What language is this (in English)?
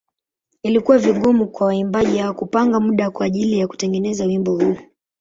Swahili